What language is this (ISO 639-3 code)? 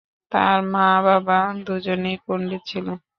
ben